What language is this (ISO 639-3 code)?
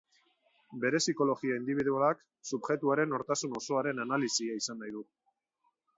eus